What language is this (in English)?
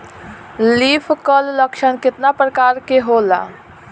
Bhojpuri